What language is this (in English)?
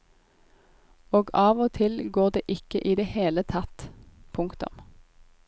Norwegian